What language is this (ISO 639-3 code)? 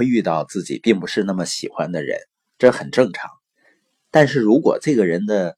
zho